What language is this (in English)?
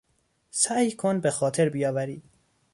Persian